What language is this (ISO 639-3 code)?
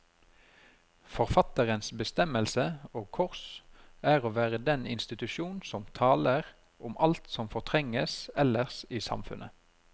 nor